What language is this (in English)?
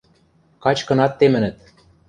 Western Mari